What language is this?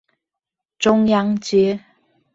Chinese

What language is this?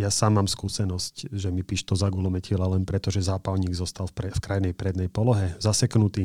Slovak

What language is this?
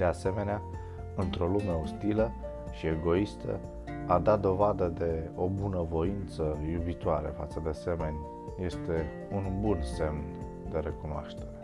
Romanian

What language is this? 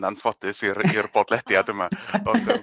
Welsh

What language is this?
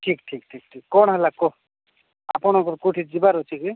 Odia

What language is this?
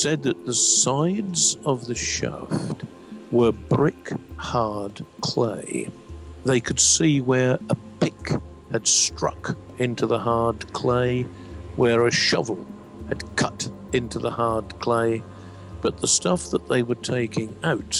English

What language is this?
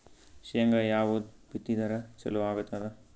Kannada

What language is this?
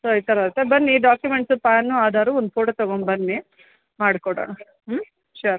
Kannada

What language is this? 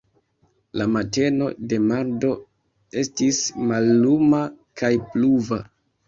Esperanto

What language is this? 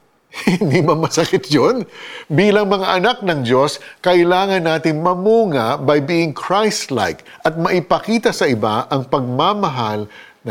Filipino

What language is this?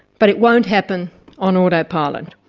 English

